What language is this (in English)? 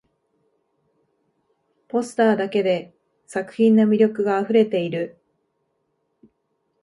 Japanese